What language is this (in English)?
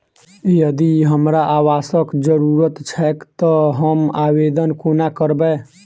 Maithili